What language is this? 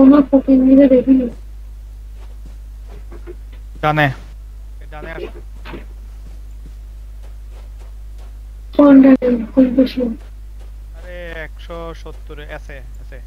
Spanish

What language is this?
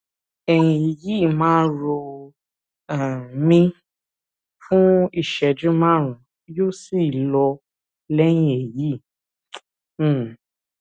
Yoruba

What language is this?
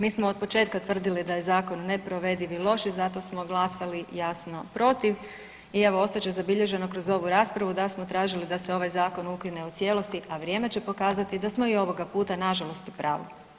Croatian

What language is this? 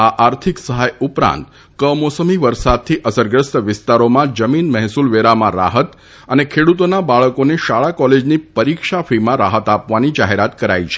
Gujarati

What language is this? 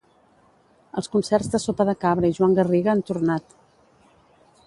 Catalan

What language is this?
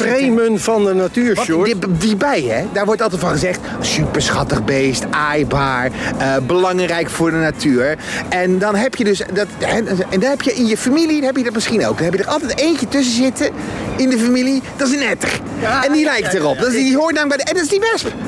Dutch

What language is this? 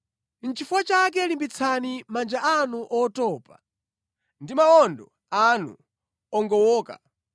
Nyanja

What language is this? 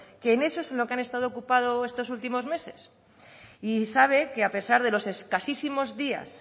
Spanish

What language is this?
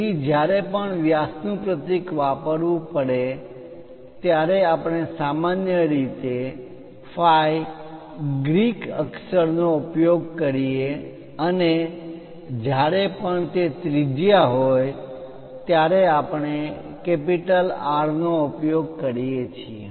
Gujarati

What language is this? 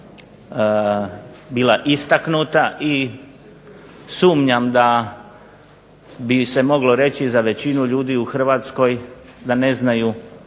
Croatian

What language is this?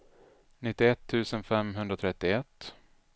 Swedish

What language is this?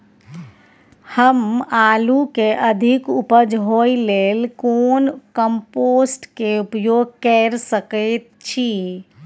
Maithili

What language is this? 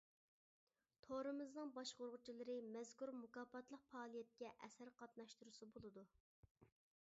Uyghur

